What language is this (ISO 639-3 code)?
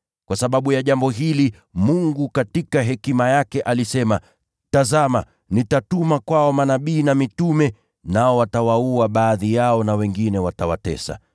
swa